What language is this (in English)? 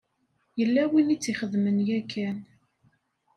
Kabyle